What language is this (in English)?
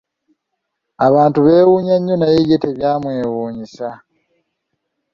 Ganda